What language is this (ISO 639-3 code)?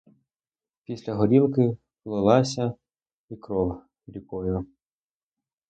ukr